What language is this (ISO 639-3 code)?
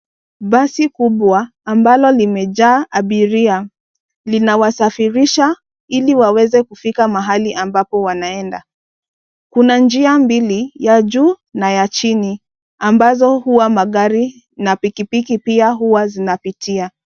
swa